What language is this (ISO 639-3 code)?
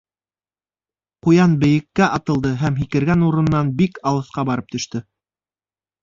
bak